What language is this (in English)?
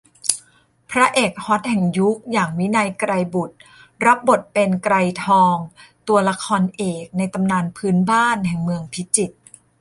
Thai